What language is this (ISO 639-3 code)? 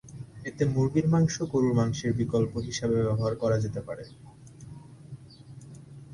ben